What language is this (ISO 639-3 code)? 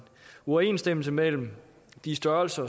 dan